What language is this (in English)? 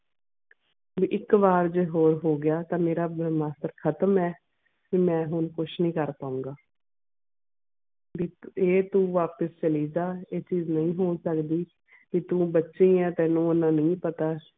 Punjabi